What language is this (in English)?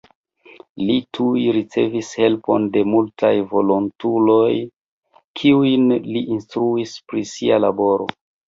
Esperanto